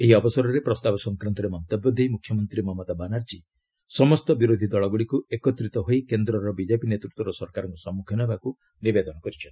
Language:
Odia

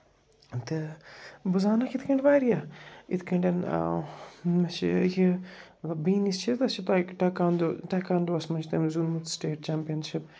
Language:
Kashmiri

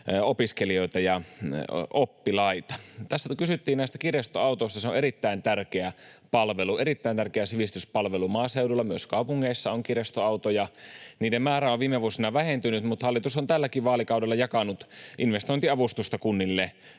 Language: Finnish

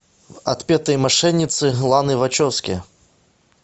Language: Russian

